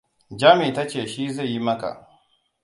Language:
Hausa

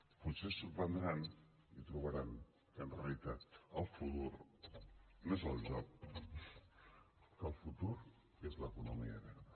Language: Catalan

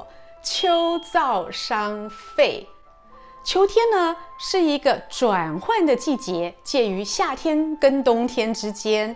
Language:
Chinese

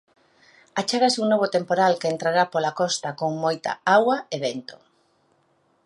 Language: Galician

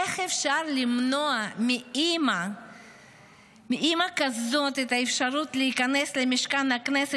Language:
Hebrew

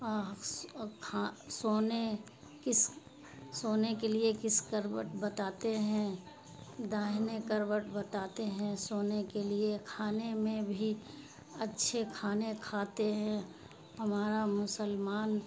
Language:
Urdu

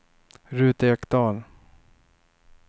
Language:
Swedish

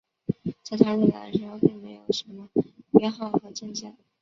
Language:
Chinese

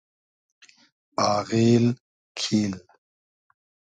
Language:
Hazaragi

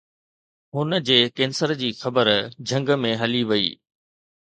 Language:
Sindhi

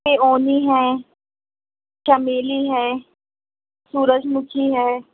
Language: Urdu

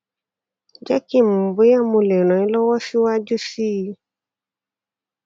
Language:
Yoruba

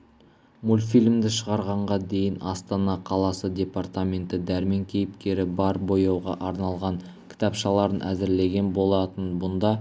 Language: Kazakh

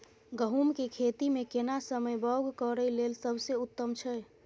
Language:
Maithili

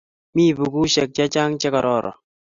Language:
Kalenjin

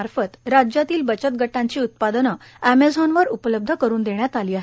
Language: Marathi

